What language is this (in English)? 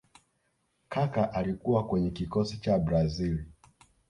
Swahili